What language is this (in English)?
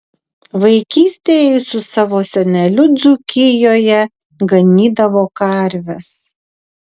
Lithuanian